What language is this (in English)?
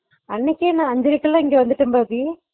Tamil